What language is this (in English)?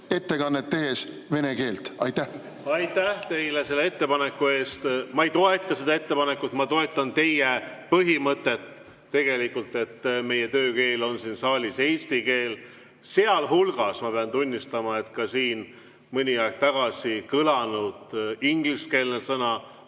Estonian